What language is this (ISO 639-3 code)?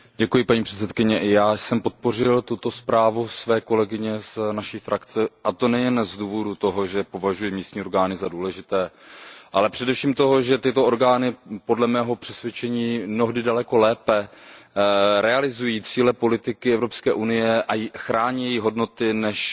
ces